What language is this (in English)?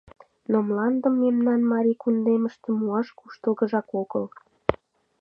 Mari